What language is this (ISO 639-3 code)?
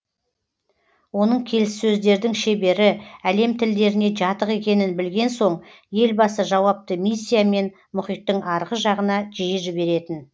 kaz